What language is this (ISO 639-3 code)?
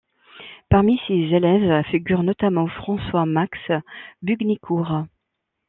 fra